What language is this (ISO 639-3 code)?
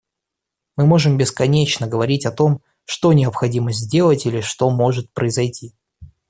rus